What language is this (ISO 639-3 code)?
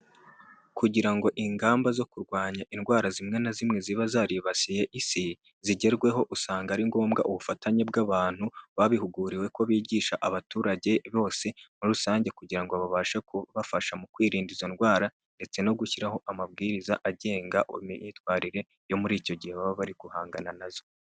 kin